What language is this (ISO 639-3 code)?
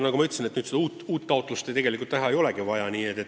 est